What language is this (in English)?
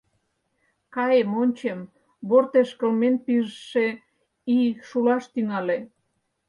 Mari